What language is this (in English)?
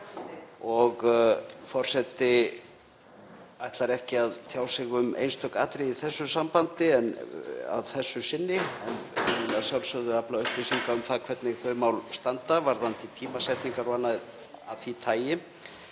Icelandic